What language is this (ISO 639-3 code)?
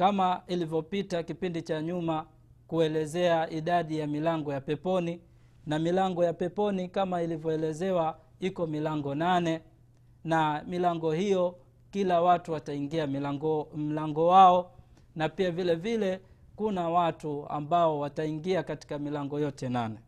swa